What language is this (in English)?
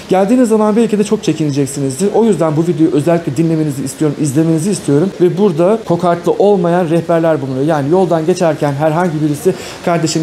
Turkish